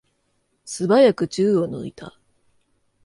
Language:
Japanese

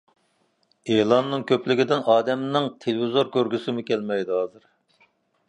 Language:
Uyghur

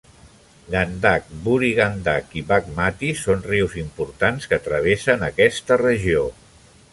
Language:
Catalan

